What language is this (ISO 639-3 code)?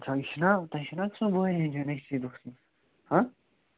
kas